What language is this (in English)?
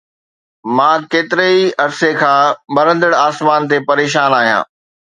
Sindhi